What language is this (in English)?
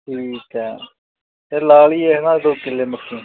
Punjabi